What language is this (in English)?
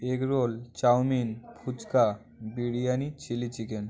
Bangla